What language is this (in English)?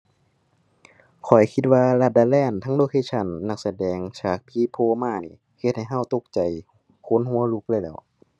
Thai